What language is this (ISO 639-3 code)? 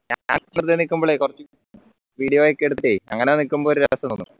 mal